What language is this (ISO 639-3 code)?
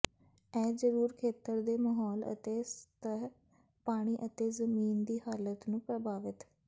pan